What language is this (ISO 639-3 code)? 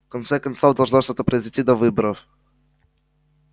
rus